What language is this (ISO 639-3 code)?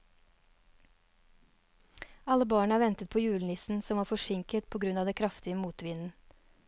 nor